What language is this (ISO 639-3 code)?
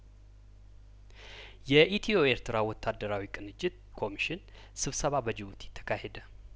amh